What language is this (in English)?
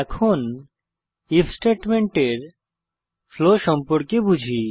Bangla